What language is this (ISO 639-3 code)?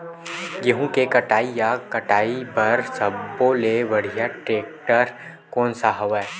hne